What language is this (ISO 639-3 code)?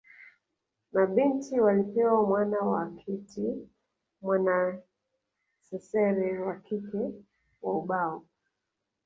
swa